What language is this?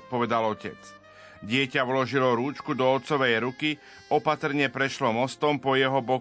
Slovak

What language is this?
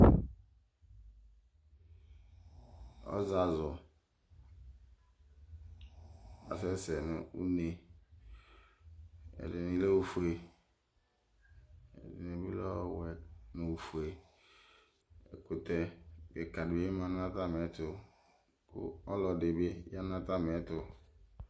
Ikposo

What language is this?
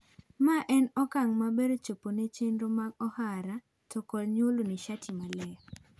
Luo (Kenya and Tanzania)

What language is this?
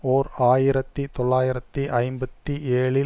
Tamil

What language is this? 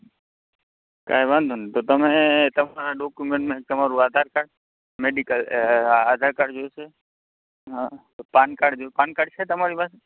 Gujarati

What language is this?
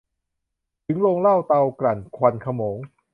Thai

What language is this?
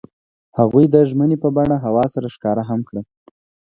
Pashto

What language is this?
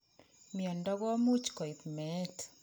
Kalenjin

